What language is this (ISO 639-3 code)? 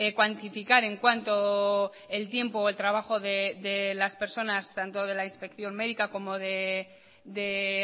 spa